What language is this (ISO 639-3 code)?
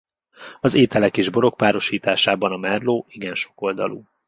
hun